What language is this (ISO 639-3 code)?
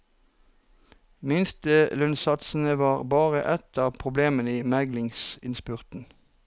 nor